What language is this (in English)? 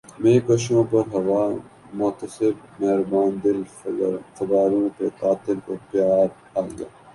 Urdu